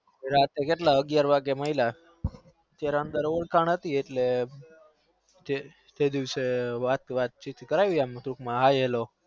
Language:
Gujarati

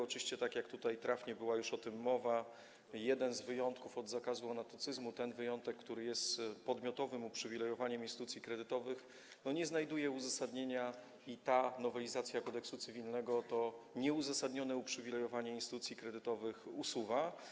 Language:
Polish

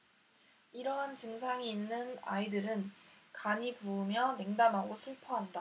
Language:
Korean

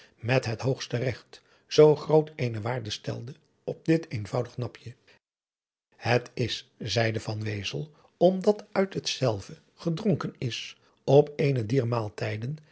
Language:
Dutch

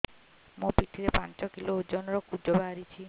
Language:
Odia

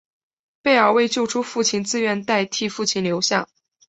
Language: Chinese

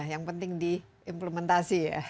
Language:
Indonesian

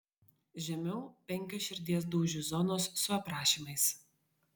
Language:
Lithuanian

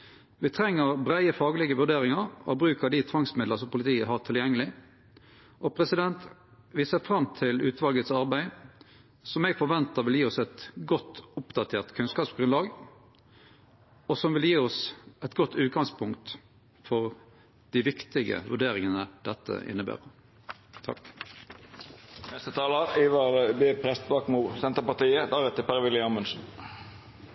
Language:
Norwegian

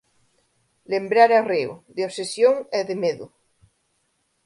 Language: Galician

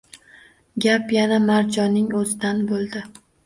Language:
Uzbek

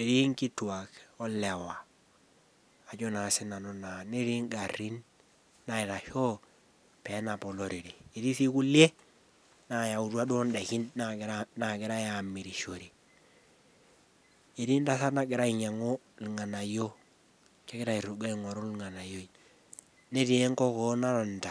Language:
Masai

